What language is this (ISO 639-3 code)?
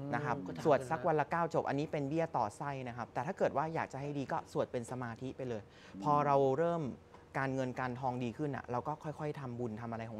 tha